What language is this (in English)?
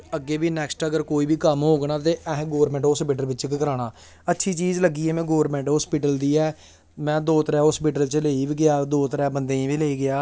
Dogri